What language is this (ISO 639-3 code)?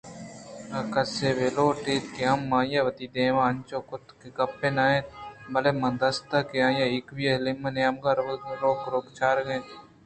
bgp